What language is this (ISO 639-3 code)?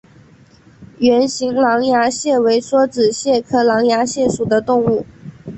zho